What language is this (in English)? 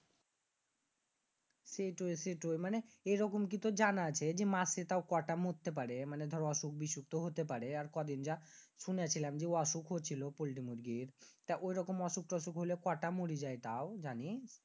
Bangla